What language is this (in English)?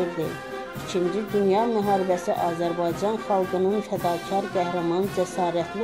Turkish